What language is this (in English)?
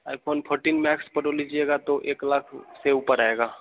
Hindi